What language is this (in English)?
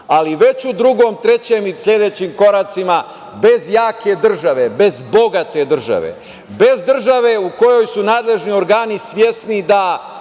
Serbian